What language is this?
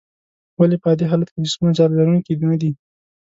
Pashto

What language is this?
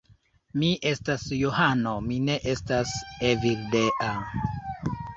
Esperanto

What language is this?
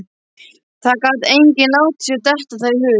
Icelandic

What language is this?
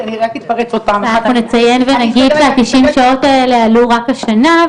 Hebrew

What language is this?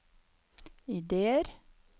Norwegian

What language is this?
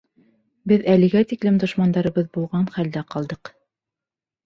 Bashkir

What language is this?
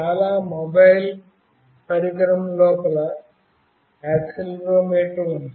Telugu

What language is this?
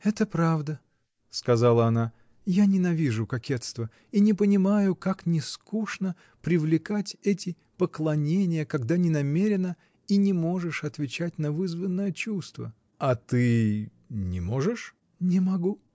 Russian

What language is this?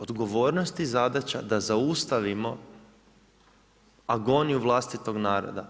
Croatian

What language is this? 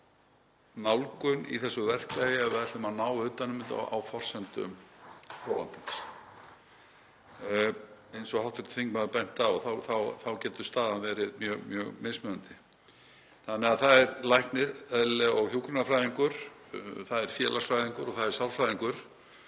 Icelandic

